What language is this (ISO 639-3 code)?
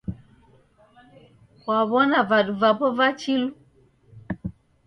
dav